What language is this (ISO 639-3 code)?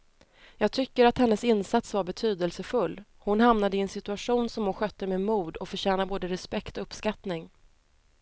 swe